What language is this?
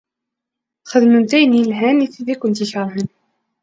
Kabyle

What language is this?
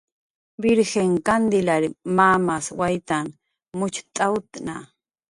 Jaqaru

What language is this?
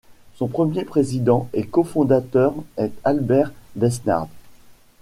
French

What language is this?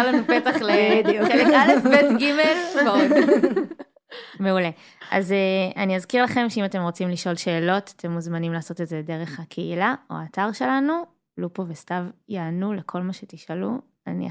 Hebrew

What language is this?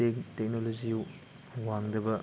Manipuri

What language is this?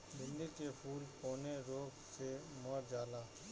Bhojpuri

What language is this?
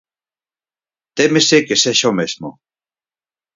Galician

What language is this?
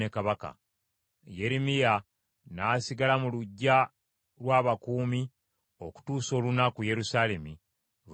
Ganda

